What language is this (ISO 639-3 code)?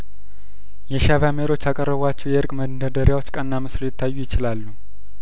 amh